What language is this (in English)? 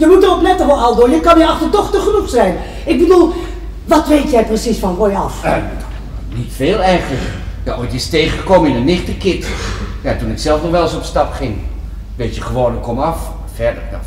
Dutch